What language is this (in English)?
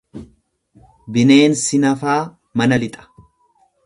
Oromo